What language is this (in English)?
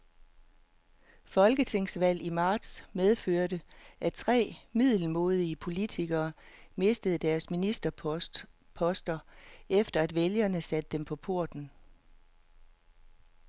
Danish